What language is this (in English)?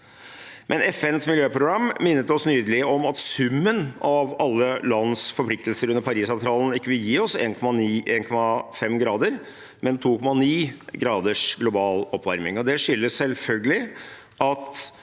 Norwegian